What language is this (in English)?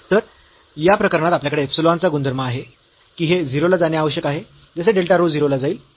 Marathi